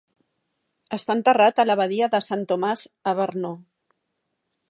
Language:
Catalan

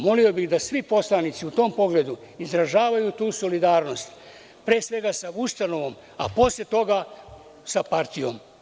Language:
Serbian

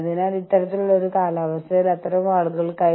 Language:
Malayalam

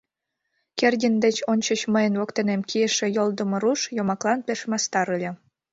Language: Mari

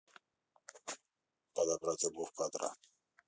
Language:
Russian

